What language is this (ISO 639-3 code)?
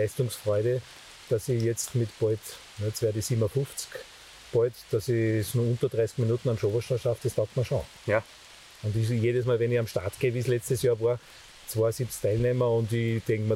deu